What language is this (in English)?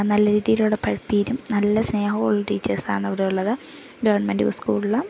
Malayalam